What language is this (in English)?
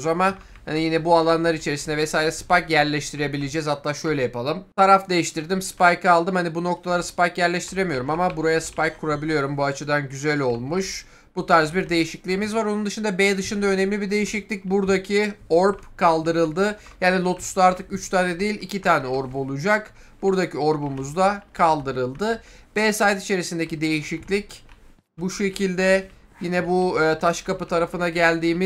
Turkish